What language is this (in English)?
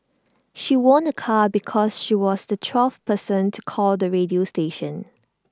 English